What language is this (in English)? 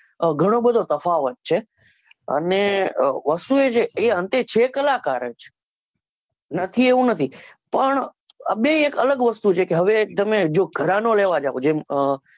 Gujarati